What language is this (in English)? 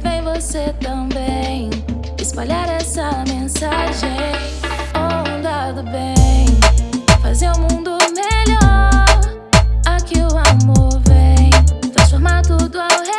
Portuguese